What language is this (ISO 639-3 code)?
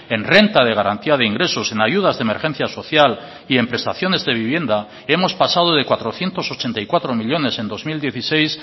spa